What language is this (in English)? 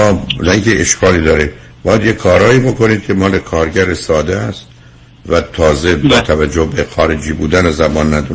Persian